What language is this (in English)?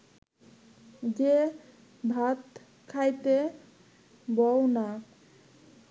Bangla